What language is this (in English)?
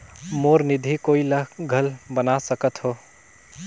Chhattisgarhi